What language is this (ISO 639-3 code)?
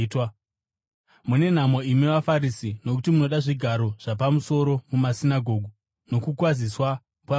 sna